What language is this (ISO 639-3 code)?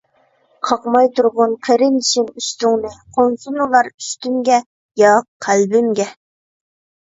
uig